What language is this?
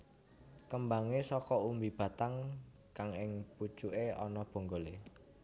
Javanese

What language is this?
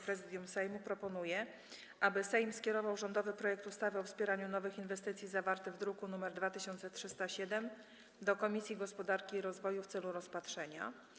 Polish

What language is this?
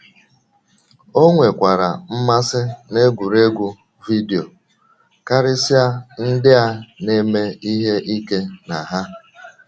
Igbo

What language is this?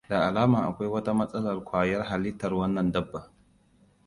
Hausa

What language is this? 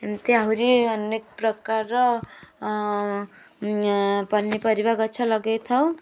Odia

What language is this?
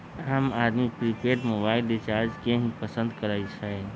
Magahi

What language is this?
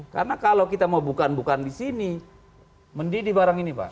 Indonesian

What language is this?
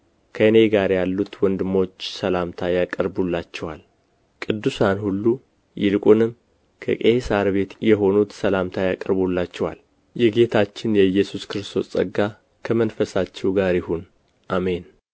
Amharic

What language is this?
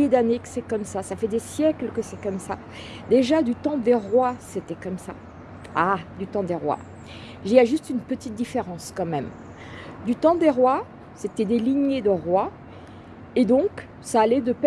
French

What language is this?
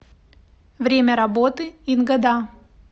Russian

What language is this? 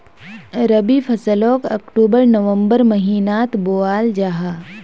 Magahi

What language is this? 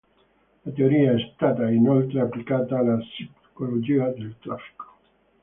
Italian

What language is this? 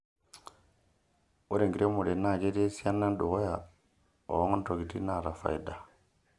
Masai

